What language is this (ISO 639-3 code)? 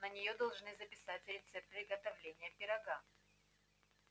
rus